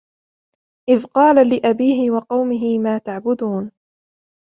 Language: Arabic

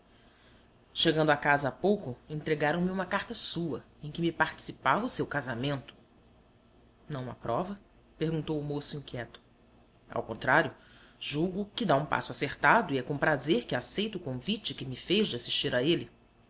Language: Portuguese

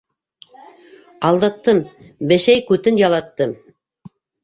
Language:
Bashkir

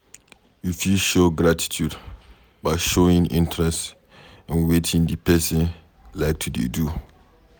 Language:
Nigerian Pidgin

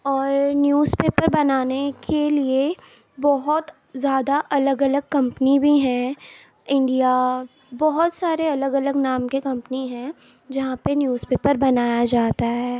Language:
Urdu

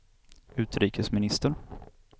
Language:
Swedish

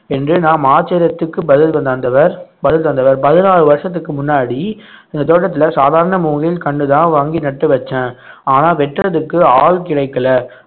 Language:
Tamil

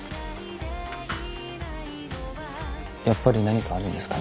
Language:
Japanese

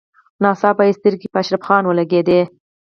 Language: Pashto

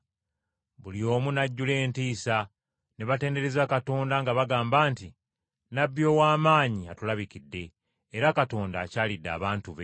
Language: Ganda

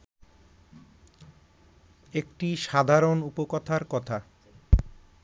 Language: Bangla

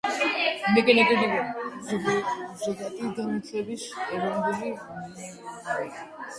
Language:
Georgian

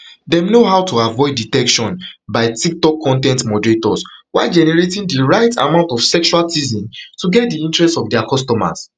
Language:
Nigerian Pidgin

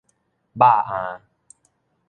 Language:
Min Nan Chinese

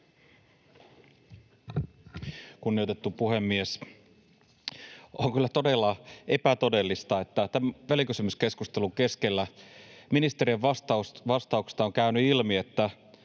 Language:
Finnish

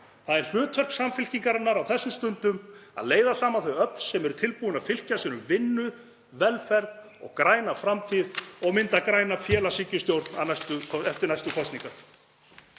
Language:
Icelandic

